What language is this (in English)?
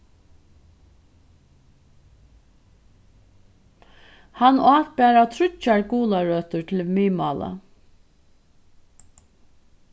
Faroese